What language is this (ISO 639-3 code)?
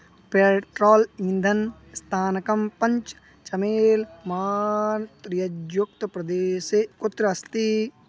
san